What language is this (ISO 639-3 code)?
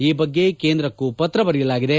kan